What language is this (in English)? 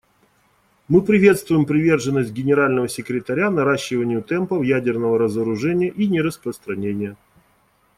Russian